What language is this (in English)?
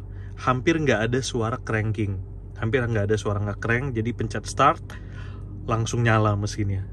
Indonesian